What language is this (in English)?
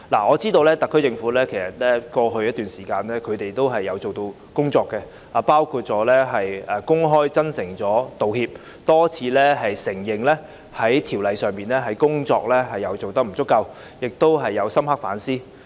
Cantonese